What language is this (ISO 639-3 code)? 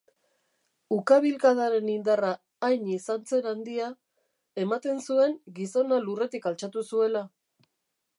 eus